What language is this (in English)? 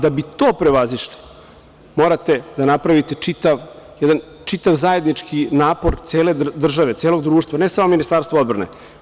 Serbian